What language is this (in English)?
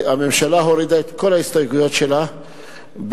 Hebrew